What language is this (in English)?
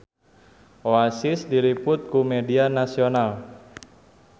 Sundanese